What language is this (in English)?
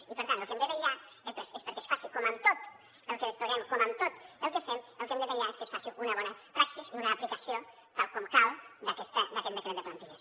Catalan